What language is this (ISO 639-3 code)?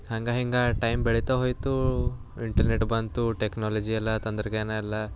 kan